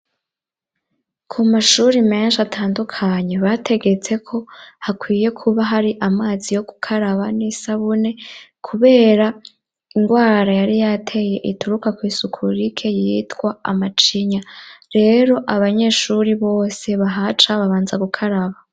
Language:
Rundi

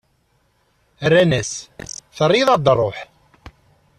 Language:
Kabyle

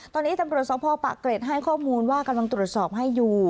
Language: Thai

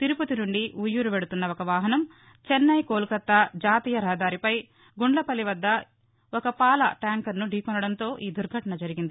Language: Telugu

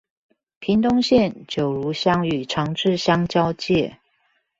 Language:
Chinese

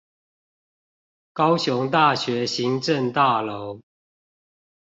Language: Chinese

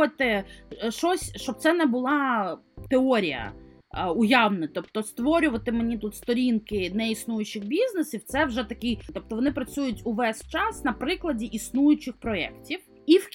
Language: Ukrainian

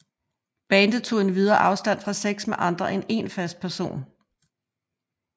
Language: Danish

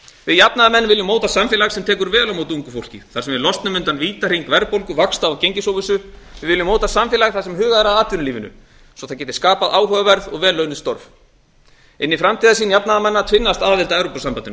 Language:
Icelandic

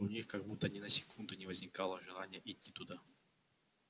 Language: Russian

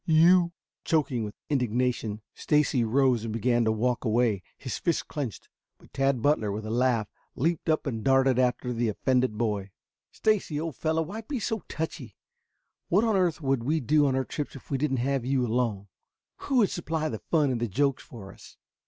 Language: English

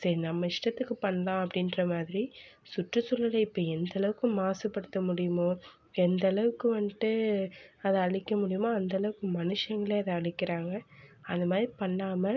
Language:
Tamil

